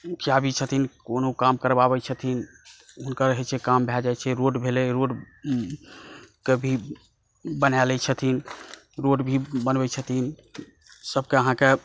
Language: Maithili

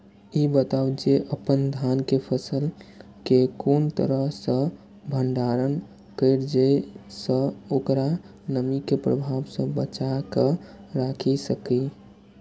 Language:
Maithili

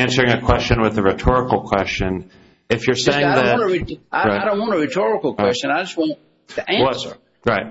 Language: English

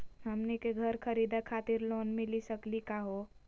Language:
Magahi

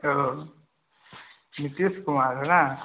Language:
Maithili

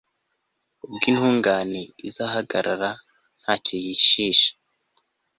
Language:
Kinyarwanda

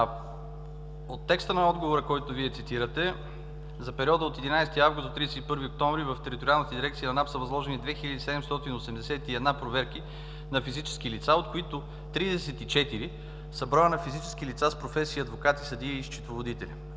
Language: Bulgarian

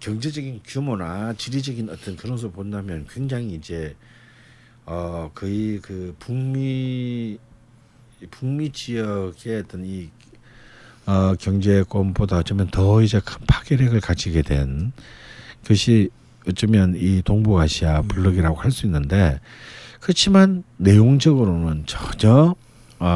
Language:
Korean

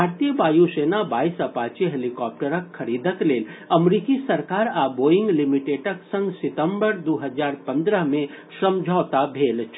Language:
Maithili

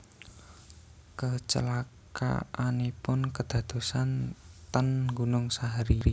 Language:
Javanese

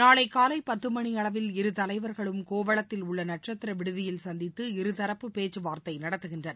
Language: Tamil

